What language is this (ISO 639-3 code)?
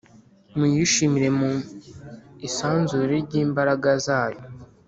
kin